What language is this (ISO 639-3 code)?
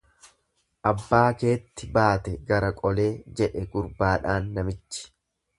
orm